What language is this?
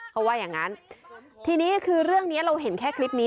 Thai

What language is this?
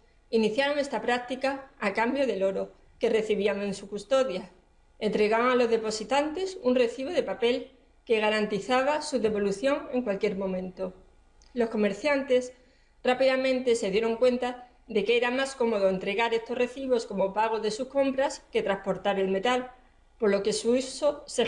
Spanish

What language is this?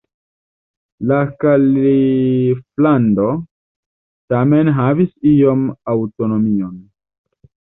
Esperanto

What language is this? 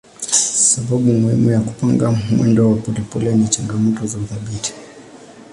Swahili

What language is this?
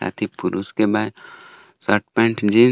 Bhojpuri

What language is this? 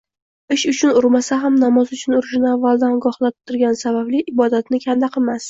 Uzbek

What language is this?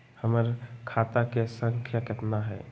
Magahi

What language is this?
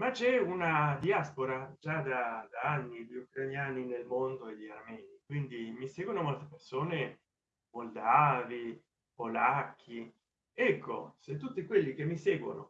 Italian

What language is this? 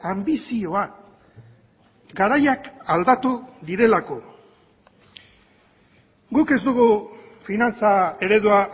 Basque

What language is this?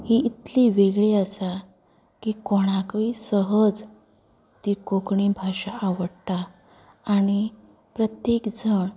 Konkani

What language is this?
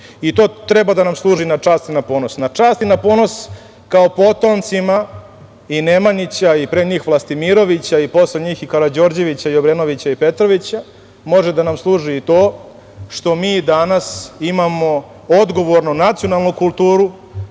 Serbian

